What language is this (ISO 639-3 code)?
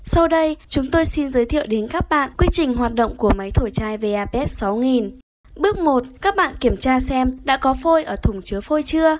vie